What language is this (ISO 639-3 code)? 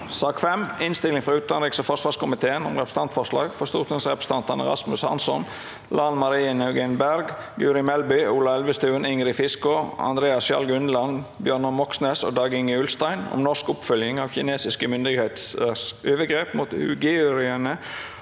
nor